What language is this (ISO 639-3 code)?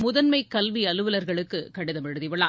tam